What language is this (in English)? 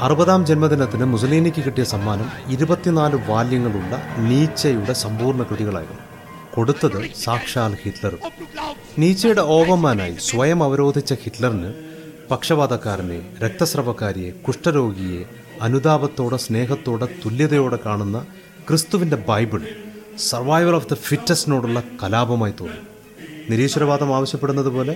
Malayalam